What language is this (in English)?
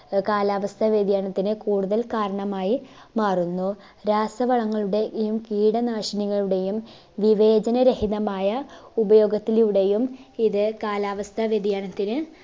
Malayalam